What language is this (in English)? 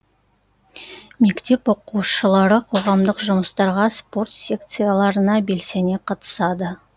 Kazakh